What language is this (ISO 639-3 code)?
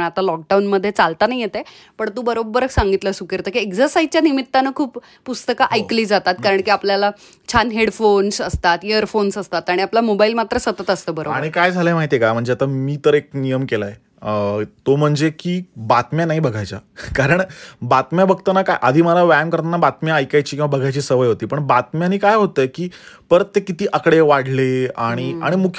mar